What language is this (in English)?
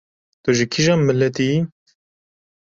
Kurdish